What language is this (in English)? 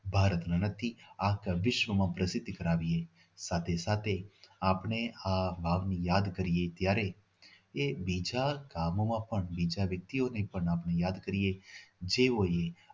Gujarati